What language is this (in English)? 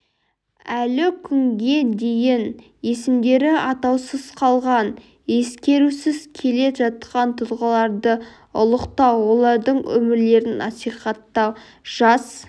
Kazakh